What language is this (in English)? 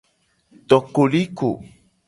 Gen